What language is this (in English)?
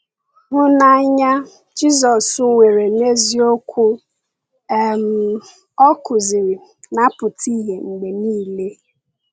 Igbo